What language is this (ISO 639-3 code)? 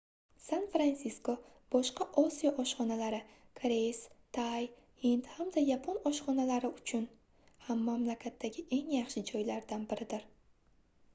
uzb